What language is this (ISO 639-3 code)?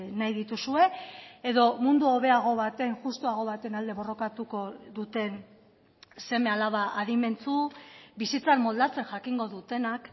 eus